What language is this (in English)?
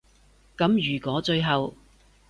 Cantonese